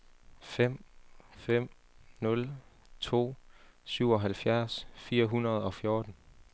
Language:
Danish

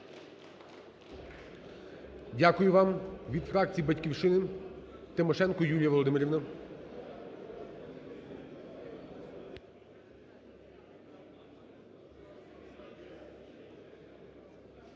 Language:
Ukrainian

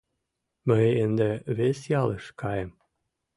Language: Mari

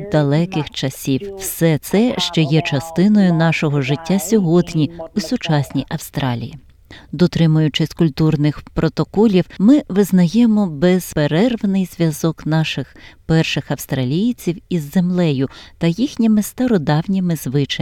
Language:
Ukrainian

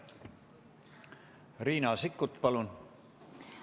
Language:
Estonian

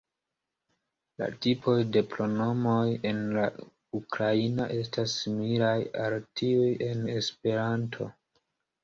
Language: Esperanto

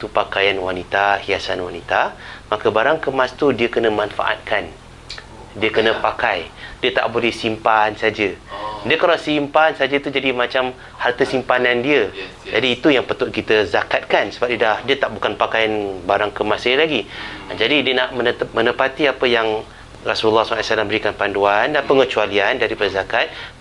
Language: Malay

